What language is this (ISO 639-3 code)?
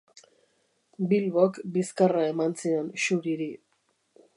eus